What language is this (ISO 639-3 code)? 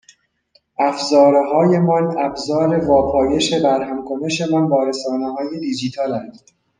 fas